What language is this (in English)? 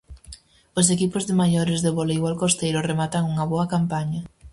Galician